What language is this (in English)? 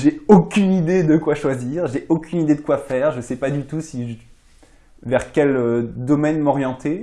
French